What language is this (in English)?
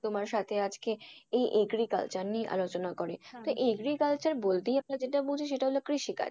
Bangla